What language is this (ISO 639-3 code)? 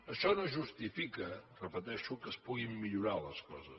cat